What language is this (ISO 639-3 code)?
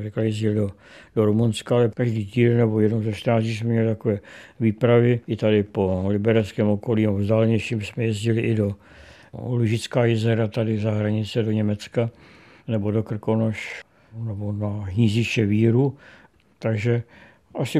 ces